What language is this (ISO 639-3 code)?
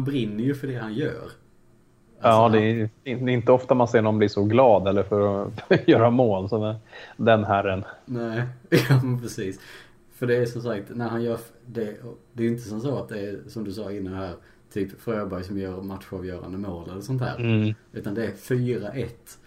swe